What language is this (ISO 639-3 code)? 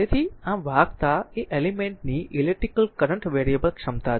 guj